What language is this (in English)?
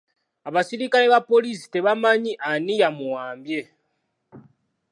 Ganda